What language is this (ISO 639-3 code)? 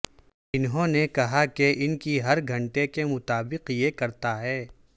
urd